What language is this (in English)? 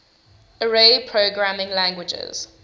English